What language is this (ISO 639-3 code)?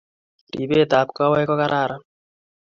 kln